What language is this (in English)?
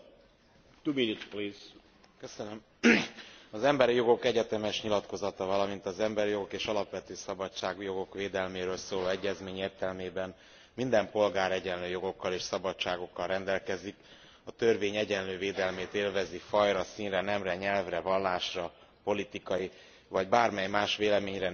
Hungarian